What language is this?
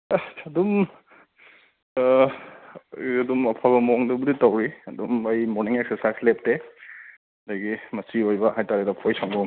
Manipuri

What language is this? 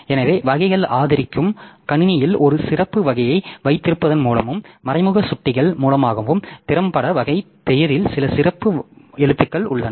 Tamil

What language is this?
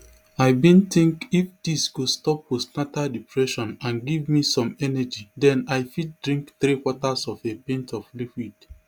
Nigerian Pidgin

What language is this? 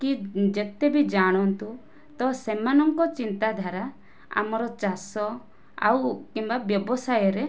Odia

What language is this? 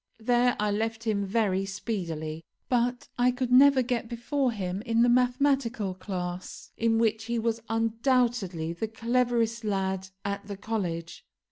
English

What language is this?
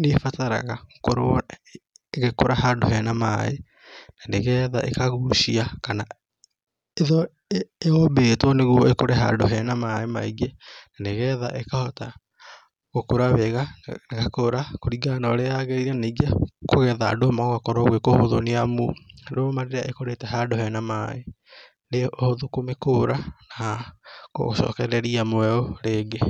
Kikuyu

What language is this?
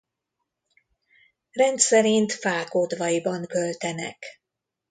Hungarian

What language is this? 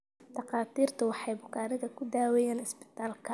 Somali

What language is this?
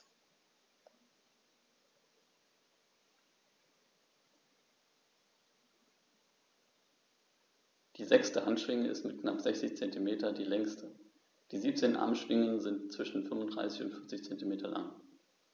German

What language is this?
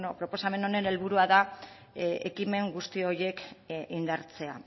Basque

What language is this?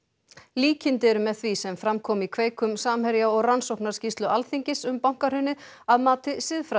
Icelandic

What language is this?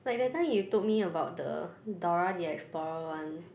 English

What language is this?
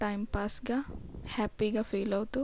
Telugu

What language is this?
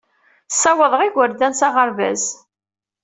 Kabyle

